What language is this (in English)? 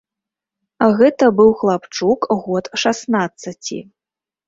Belarusian